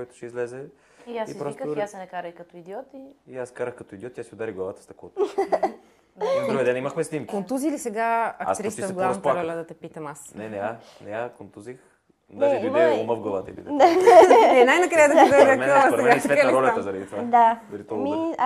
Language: Bulgarian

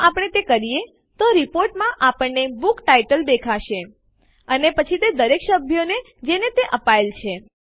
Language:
Gujarati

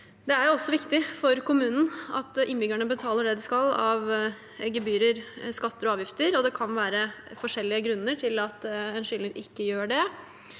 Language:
Norwegian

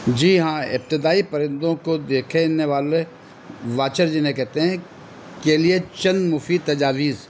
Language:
Urdu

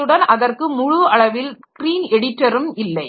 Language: Tamil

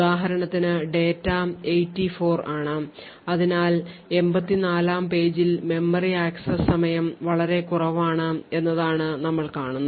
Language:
Malayalam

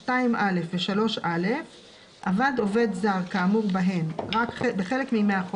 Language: Hebrew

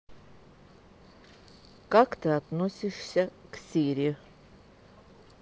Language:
Russian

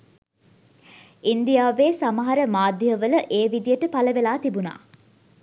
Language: Sinhala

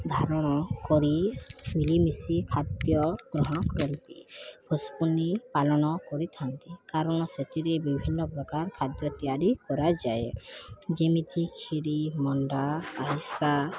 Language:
Odia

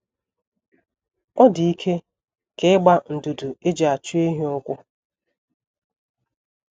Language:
Igbo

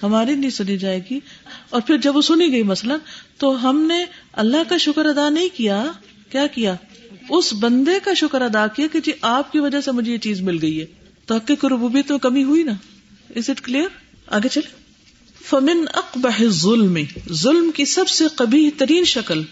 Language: Urdu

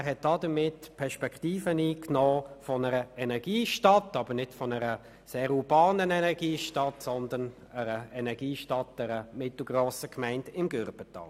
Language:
Swiss German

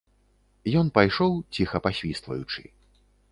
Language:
Belarusian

